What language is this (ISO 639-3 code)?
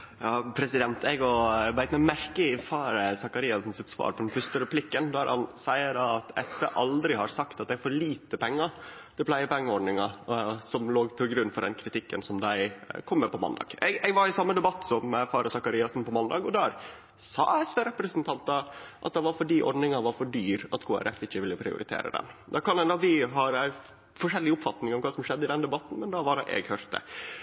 nor